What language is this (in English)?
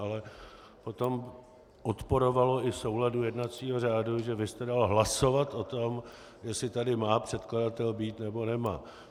Czech